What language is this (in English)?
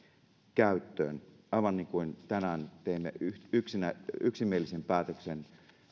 Finnish